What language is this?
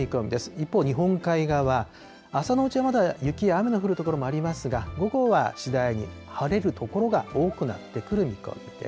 Japanese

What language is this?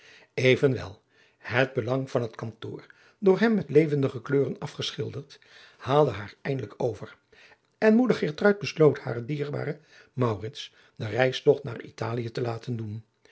Dutch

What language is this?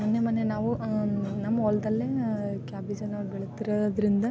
Kannada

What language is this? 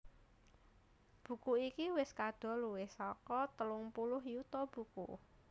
Javanese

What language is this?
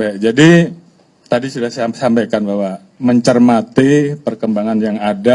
Indonesian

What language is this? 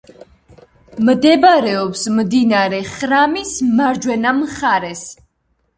Georgian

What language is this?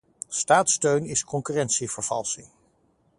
Dutch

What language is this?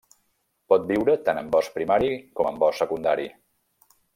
Catalan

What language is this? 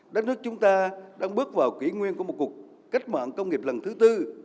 Vietnamese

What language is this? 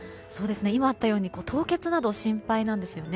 Japanese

